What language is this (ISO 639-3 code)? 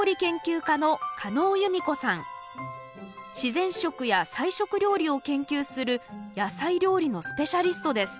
jpn